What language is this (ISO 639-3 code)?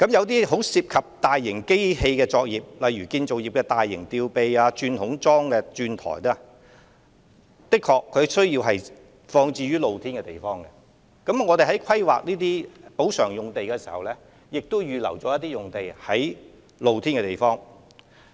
yue